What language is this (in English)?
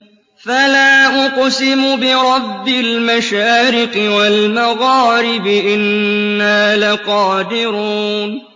Arabic